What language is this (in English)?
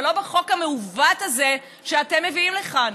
Hebrew